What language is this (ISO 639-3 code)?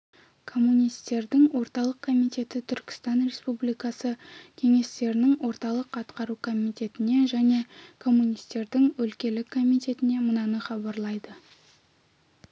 kaz